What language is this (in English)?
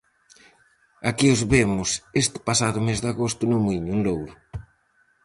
Galician